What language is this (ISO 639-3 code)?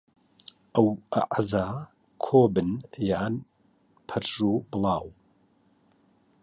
ckb